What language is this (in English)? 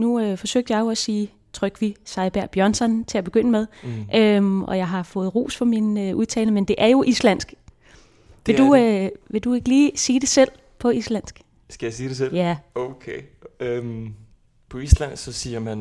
Danish